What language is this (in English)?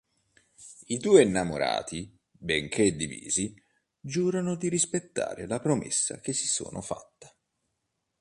Italian